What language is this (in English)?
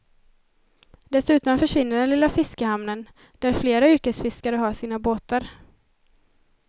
Swedish